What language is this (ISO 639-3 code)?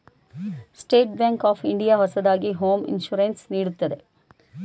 kan